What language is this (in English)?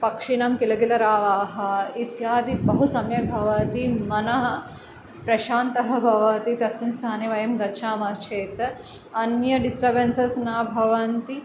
Sanskrit